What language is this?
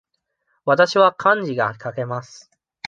Japanese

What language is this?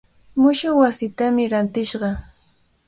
Cajatambo North Lima Quechua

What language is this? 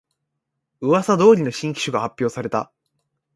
Japanese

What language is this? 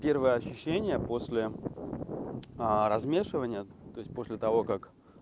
Russian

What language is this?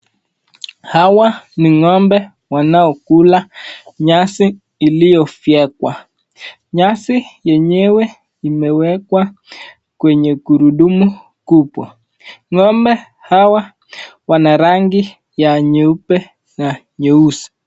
Swahili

